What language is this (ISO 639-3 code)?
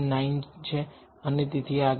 guj